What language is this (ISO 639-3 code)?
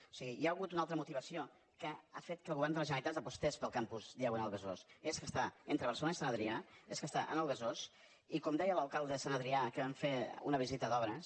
cat